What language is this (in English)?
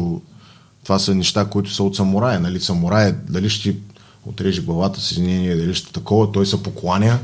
Bulgarian